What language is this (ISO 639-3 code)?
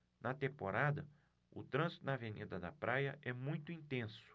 por